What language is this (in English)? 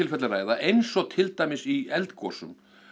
Icelandic